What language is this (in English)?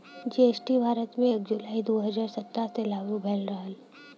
Bhojpuri